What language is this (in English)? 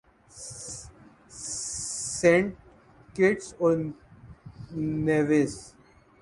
Urdu